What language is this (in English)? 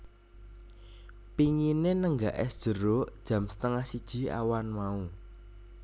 Javanese